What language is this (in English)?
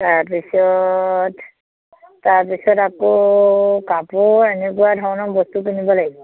Assamese